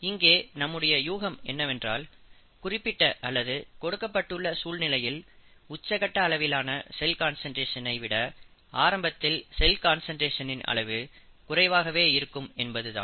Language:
Tamil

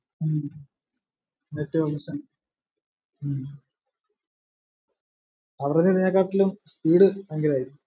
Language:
Malayalam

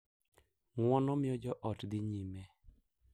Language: Luo (Kenya and Tanzania)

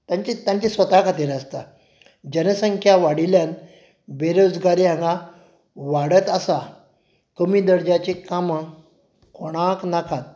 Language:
Konkani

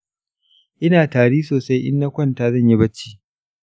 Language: Hausa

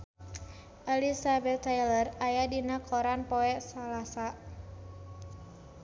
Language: Sundanese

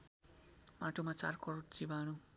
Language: Nepali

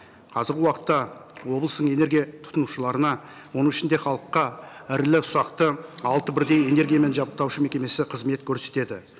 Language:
Kazakh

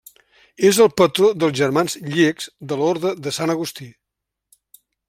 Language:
Catalan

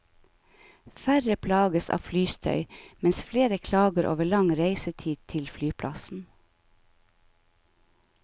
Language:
Norwegian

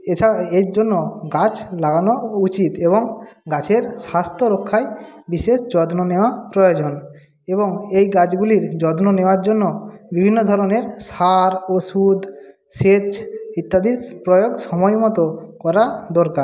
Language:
Bangla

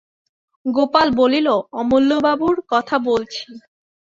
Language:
Bangla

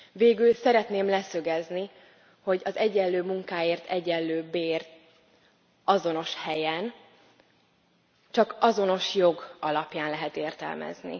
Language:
Hungarian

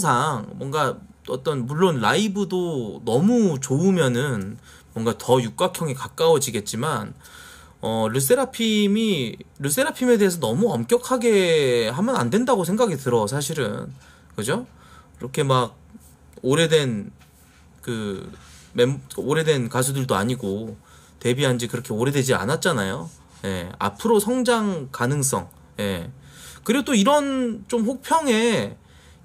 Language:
Korean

